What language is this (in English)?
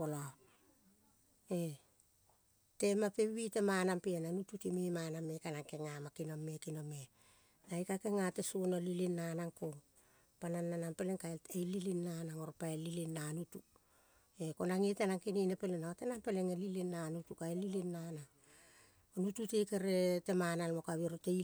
Kol (Papua New Guinea)